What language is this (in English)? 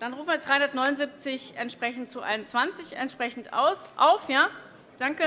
German